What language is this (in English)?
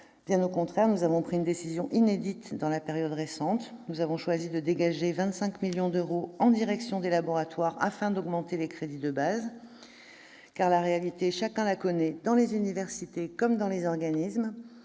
French